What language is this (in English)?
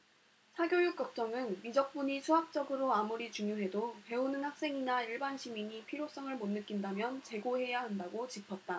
Korean